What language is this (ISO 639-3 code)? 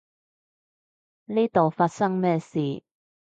yue